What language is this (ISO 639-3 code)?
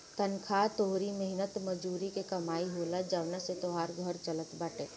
bho